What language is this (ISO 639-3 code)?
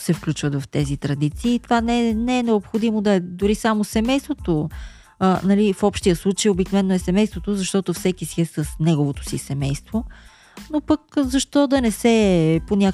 bul